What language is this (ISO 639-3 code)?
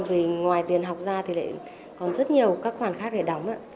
vie